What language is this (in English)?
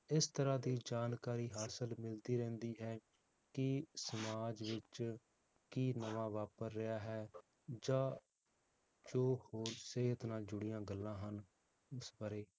Punjabi